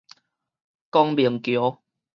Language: Min Nan Chinese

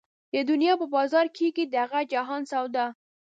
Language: Pashto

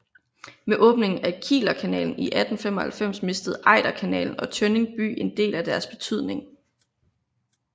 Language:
Danish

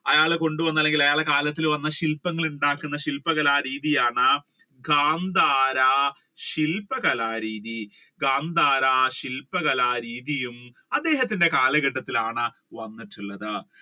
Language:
Malayalam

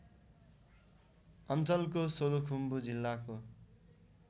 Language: Nepali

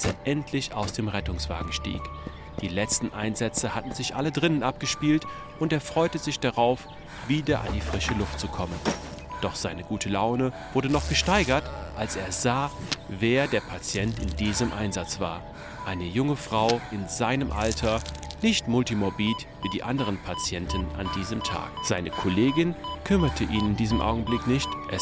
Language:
German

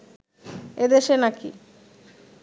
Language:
Bangla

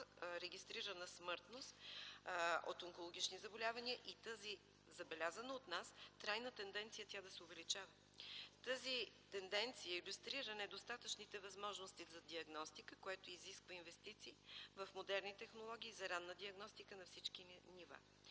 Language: Bulgarian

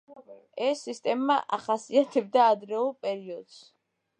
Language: Georgian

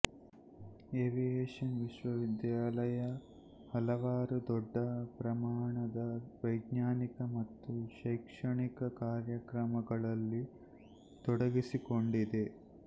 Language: Kannada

